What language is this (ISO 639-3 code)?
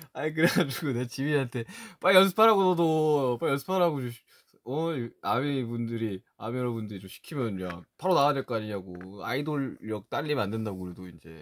kor